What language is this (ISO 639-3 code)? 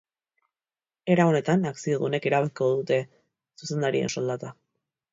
eus